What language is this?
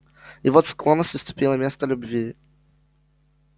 Russian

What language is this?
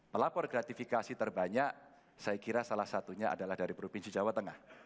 Indonesian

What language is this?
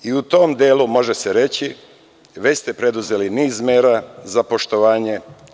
Serbian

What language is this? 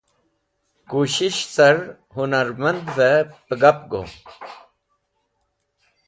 Wakhi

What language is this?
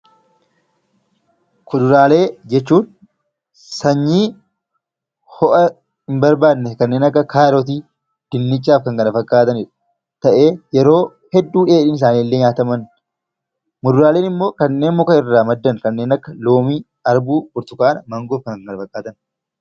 Oromo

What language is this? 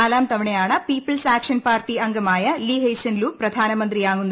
Malayalam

